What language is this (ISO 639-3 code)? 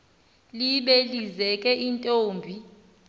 xho